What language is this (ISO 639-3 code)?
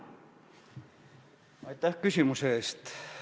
est